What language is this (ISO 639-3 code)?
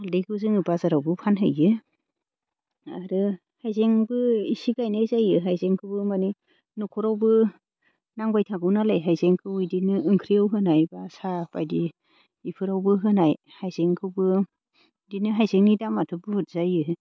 brx